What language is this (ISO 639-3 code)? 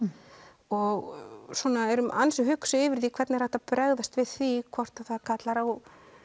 isl